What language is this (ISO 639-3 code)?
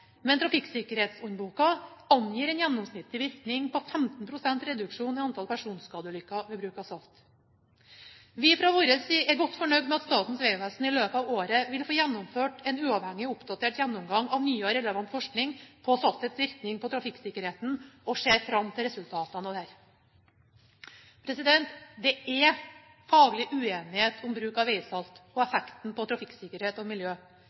nob